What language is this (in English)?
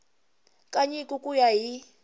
Tsonga